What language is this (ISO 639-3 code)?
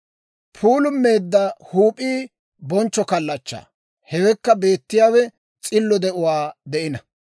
dwr